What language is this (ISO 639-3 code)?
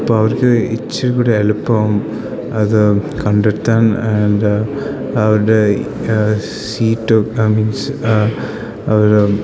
mal